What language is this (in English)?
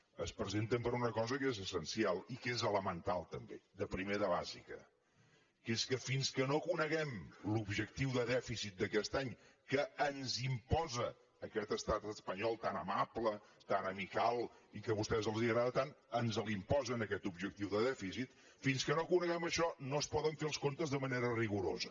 Catalan